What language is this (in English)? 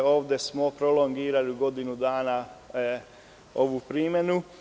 Serbian